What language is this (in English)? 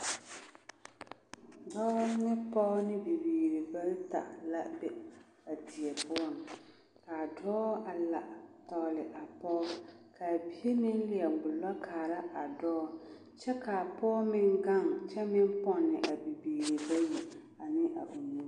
Southern Dagaare